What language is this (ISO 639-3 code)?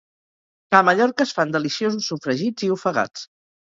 cat